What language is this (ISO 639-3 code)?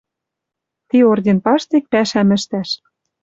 mrj